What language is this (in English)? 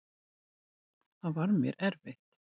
Icelandic